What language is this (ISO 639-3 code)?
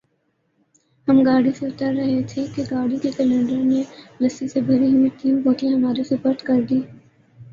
urd